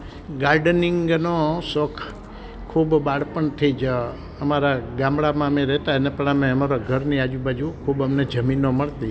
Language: Gujarati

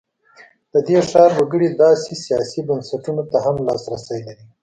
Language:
Pashto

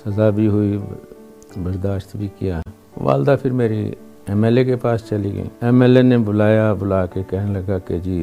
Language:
Urdu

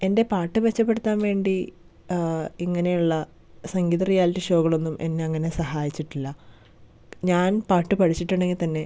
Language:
Malayalam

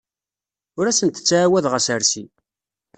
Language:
Kabyle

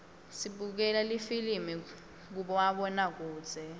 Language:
Swati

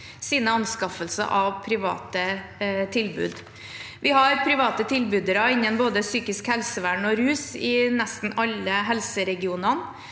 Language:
Norwegian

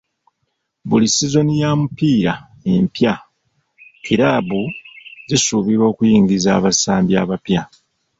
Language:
Ganda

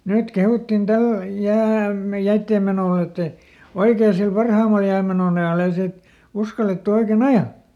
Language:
Finnish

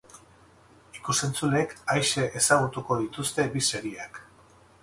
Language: Basque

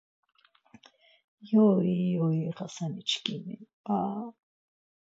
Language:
Laz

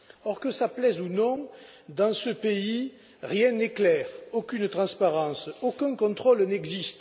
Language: French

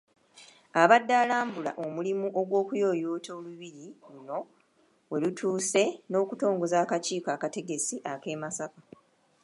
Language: Ganda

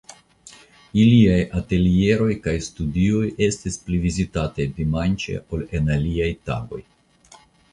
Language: Esperanto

